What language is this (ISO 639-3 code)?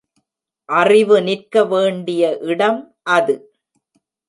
tam